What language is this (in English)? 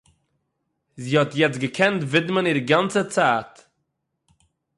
Yiddish